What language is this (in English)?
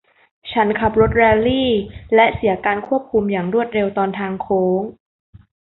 Thai